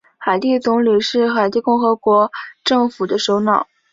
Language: Chinese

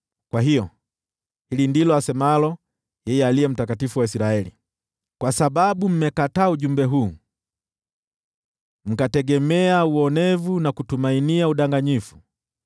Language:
Swahili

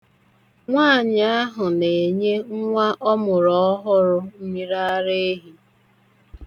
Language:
Igbo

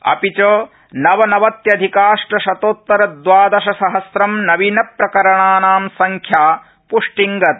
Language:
Sanskrit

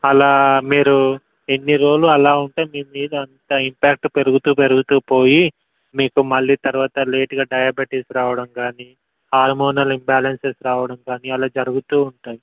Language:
Telugu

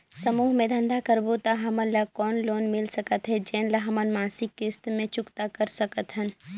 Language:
Chhattisgarhi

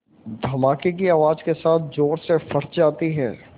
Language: Hindi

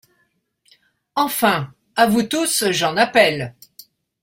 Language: French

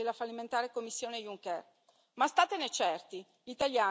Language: Italian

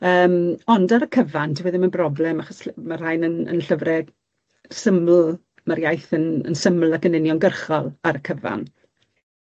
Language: Welsh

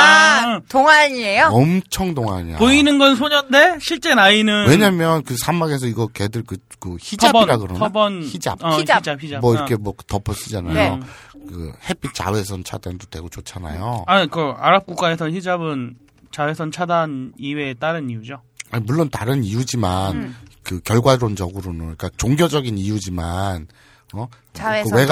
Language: Korean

